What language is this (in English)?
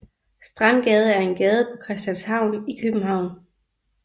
Danish